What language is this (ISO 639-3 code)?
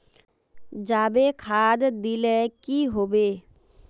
mag